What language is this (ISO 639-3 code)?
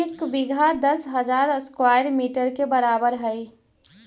mag